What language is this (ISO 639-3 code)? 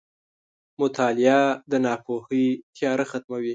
pus